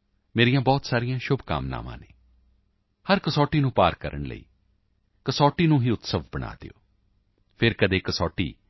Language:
Punjabi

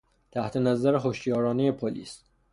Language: Persian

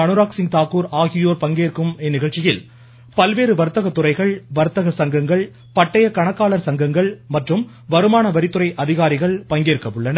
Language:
Tamil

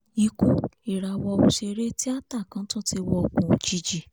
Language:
Yoruba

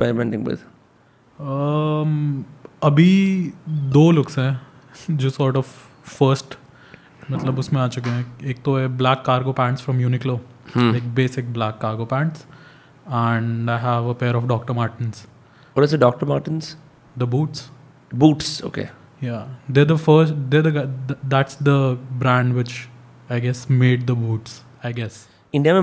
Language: Hindi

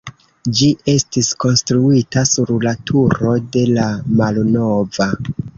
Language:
Esperanto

